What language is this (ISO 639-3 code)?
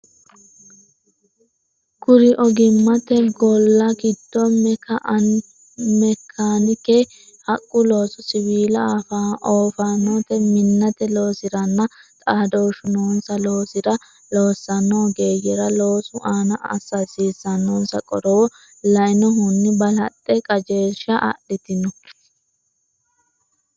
sid